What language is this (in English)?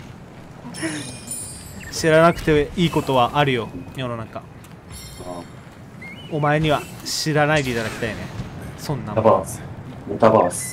Japanese